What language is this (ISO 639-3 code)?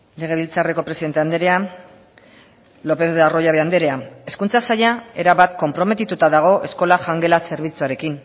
eus